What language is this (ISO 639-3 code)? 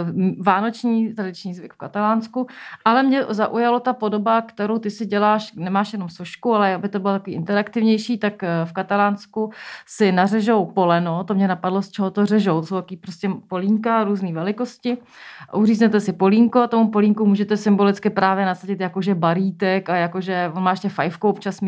ces